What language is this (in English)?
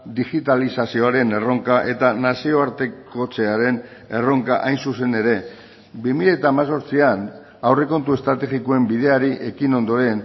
Basque